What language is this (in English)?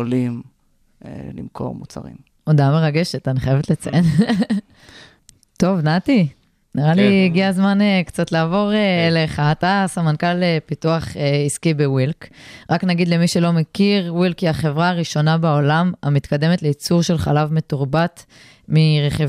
Hebrew